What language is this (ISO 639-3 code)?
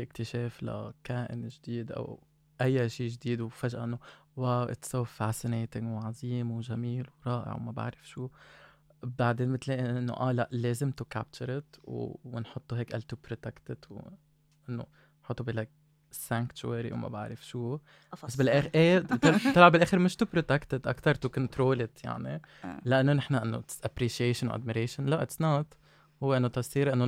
ara